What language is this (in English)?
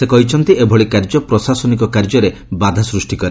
Odia